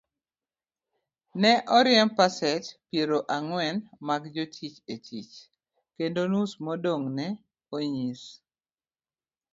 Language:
Luo (Kenya and Tanzania)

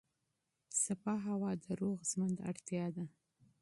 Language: Pashto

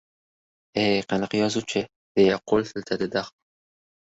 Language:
Uzbek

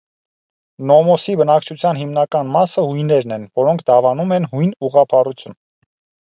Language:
Armenian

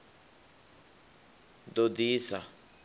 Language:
Venda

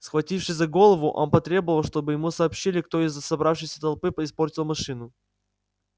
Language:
Russian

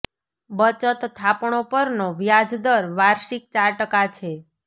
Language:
Gujarati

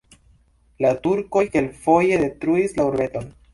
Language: Esperanto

